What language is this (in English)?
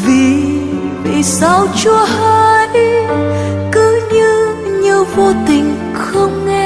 Vietnamese